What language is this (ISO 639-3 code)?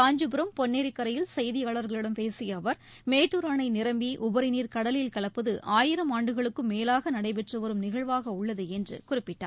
tam